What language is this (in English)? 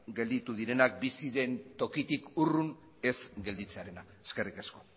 Basque